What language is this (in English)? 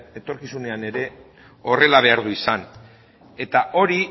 Basque